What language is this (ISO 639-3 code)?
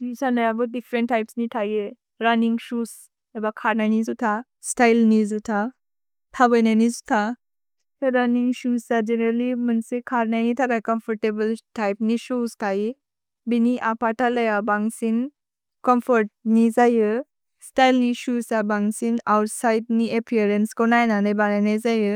brx